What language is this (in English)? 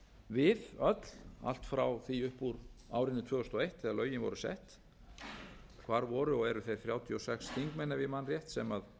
Icelandic